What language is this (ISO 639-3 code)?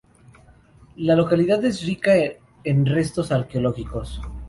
spa